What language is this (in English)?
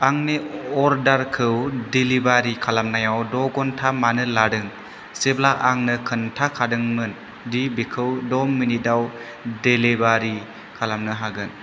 Bodo